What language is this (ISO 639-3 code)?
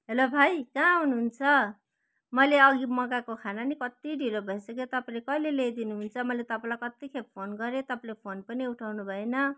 nep